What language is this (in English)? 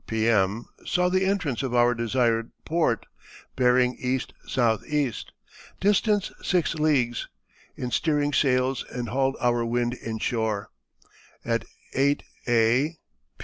English